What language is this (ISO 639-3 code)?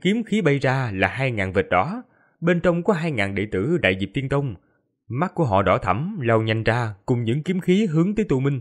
vie